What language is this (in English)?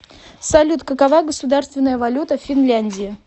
Russian